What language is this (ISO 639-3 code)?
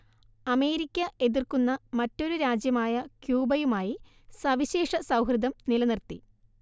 mal